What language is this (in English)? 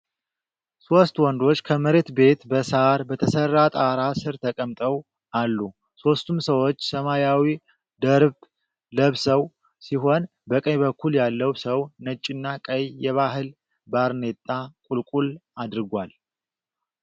Amharic